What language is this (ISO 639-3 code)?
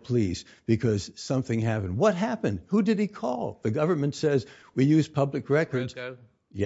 eng